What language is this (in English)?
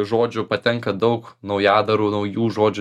Lithuanian